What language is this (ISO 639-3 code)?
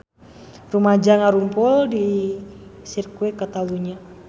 sun